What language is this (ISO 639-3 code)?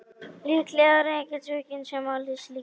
isl